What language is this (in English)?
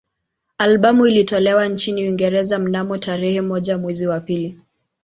Swahili